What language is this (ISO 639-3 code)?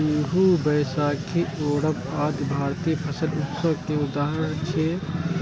mai